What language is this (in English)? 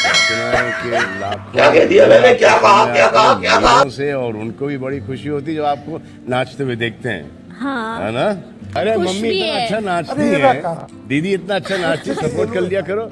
Hindi